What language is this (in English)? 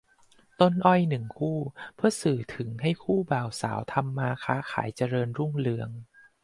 Thai